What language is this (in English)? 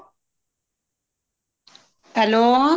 Punjabi